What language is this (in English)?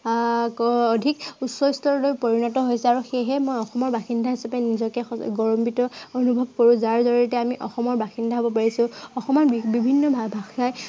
Assamese